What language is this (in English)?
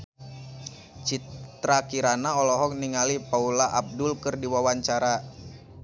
Sundanese